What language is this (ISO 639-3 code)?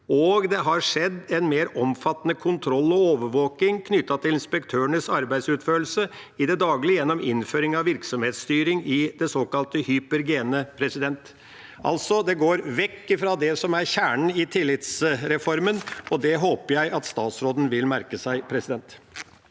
nor